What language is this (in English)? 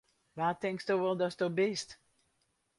Western Frisian